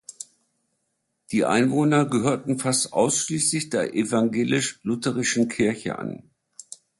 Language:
German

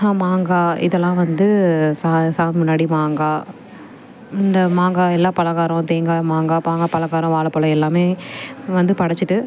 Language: Tamil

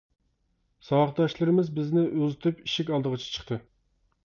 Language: Uyghur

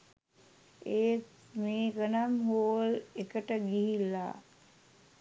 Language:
Sinhala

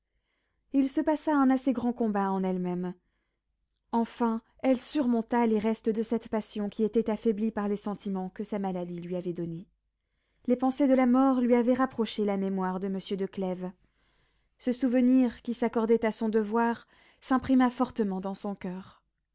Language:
French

